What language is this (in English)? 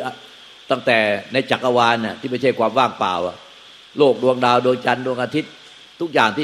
Thai